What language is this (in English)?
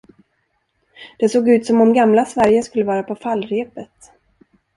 Swedish